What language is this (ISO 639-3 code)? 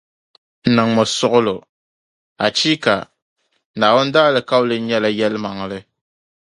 dag